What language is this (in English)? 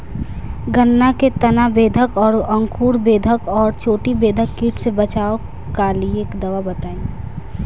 Bhojpuri